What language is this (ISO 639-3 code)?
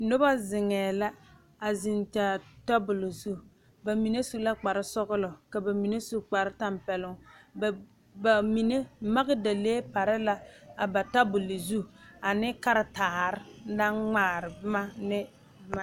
dga